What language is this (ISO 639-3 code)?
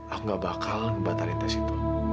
ind